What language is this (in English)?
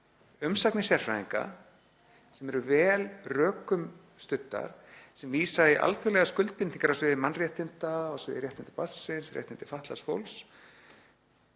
Icelandic